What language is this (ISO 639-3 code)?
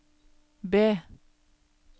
nor